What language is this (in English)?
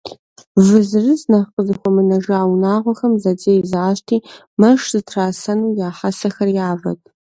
Kabardian